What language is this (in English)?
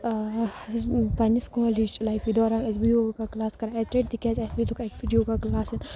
Kashmiri